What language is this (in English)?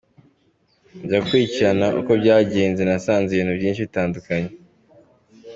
Kinyarwanda